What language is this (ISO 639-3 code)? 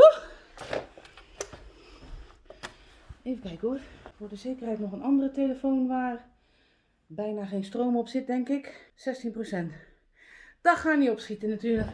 nld